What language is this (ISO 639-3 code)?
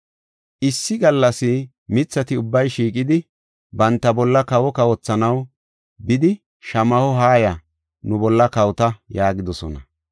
gof